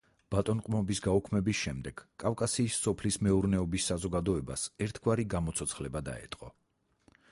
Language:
Georgian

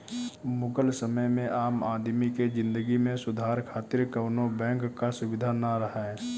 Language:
Bhojpuri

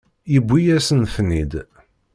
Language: Kabyle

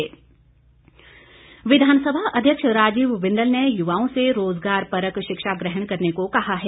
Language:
Hindi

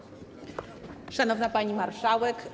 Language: Polish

